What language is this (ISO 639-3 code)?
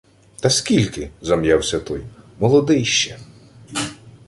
ukr